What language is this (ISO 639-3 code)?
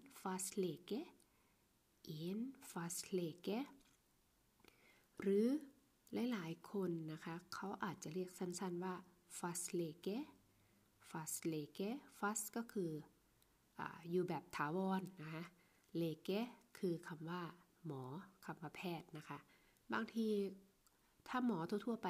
tha